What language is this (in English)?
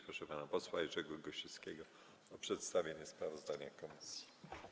Polish